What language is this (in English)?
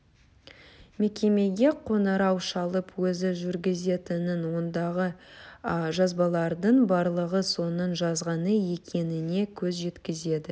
Kazakh